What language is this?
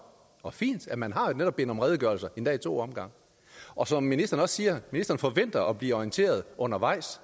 Danish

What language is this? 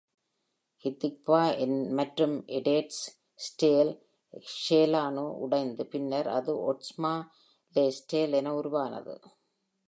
Tamil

